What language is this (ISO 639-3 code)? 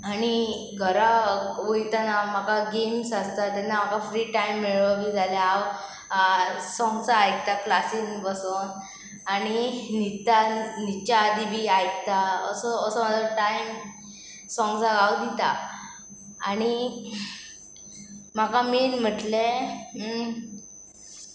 kok